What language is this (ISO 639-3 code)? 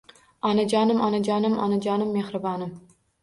uzb